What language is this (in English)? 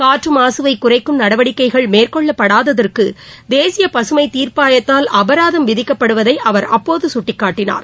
Tamil